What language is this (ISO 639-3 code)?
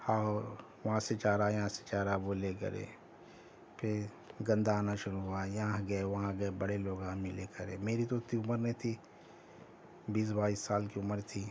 urd